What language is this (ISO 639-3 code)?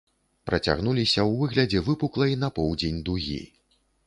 bel